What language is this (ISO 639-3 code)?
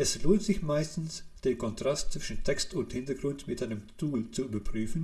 deu